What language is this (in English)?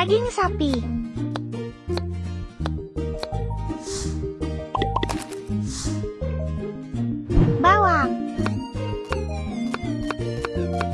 Indonesian